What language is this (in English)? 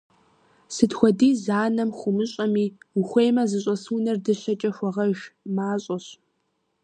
Kabardian